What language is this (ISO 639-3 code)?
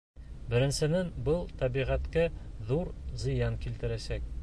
bak